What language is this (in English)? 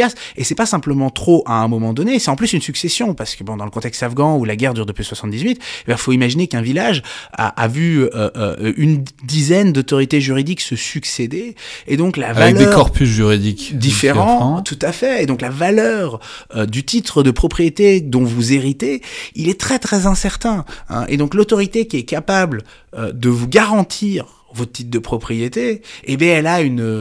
French